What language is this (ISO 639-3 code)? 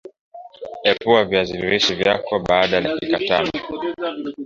swa